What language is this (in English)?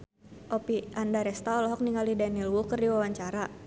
Sundanese